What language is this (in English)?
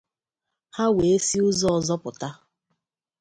Igbo